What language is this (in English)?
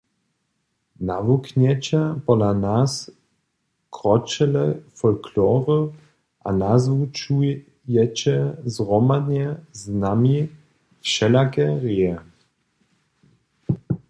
Upper Sorbian